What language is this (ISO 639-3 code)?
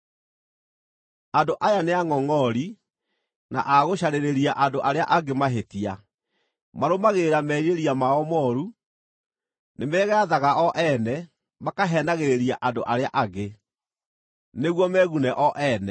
kik